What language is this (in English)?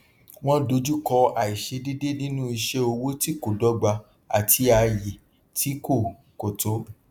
Yoruba